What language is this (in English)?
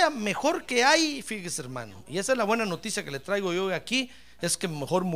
Spanish